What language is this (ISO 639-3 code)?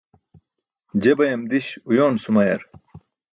bsk